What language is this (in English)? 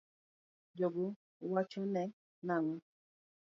Luo (Kenya and Tanzania)